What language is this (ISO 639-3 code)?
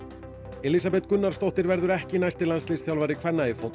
isl